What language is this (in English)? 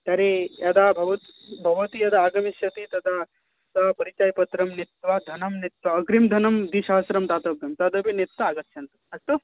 Sanskrit